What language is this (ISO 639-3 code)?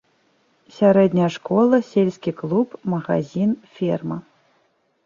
bel